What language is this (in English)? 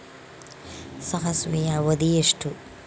Kannada